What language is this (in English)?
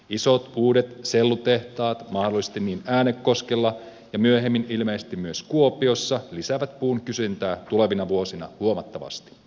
Finnish